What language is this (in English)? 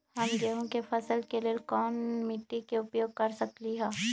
Magahi